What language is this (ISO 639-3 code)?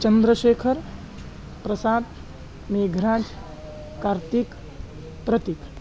san